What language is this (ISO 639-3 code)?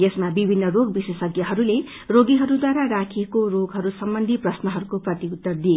nep